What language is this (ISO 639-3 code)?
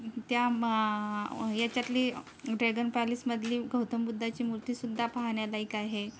mar